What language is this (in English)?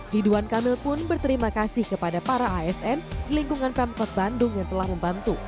Indonesian